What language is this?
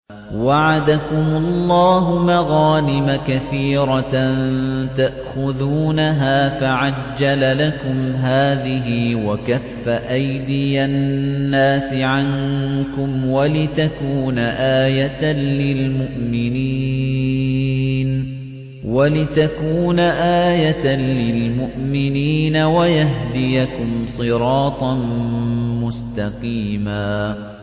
Arabic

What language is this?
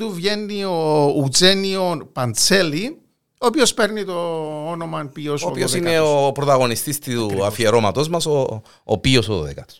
Greek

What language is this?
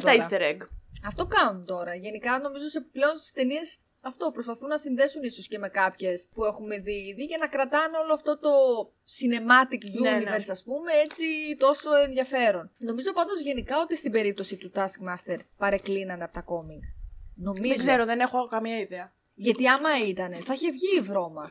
Greek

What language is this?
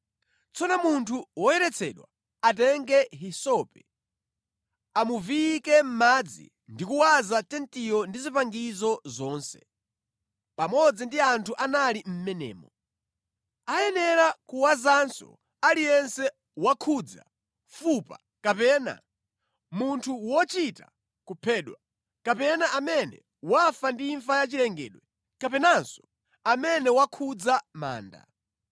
Nyanja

